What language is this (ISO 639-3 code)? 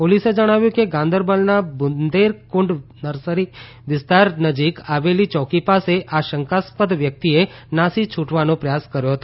guj